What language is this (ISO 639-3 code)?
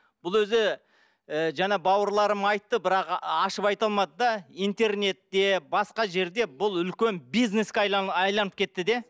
kaz